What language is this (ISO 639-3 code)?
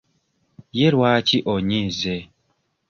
lug